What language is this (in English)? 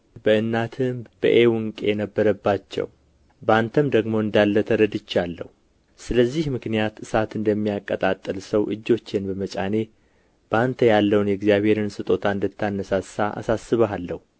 Amharic